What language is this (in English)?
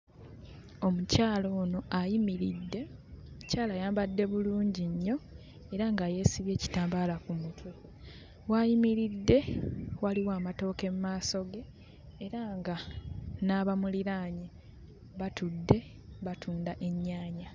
Ganda